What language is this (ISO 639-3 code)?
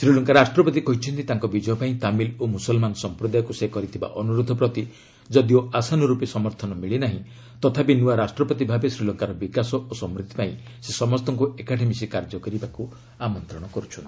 ori